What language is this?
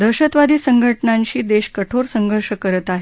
Marathi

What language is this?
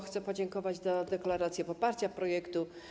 Polish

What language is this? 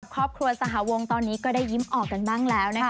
Thai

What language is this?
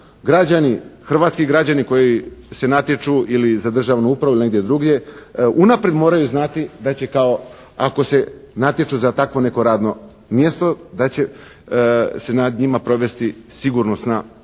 Croatian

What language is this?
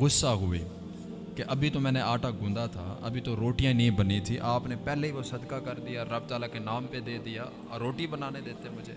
Urdu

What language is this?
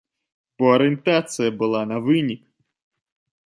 Belarusian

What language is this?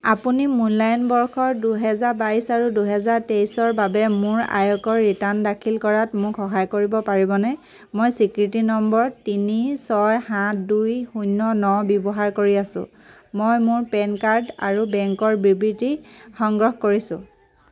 Assamese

